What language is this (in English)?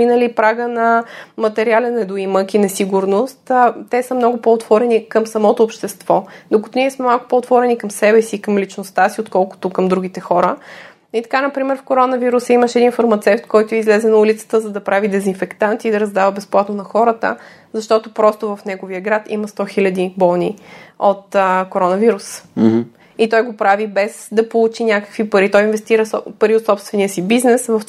Bulgarian